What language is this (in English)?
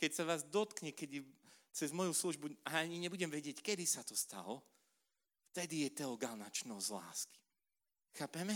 Slovak